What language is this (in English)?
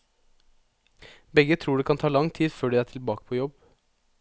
Norwegian